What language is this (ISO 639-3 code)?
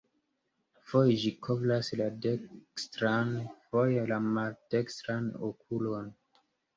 epo